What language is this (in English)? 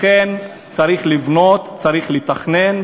Hebrew